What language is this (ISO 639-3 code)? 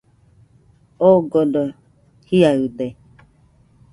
hux